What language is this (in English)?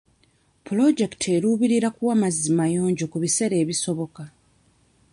Ganda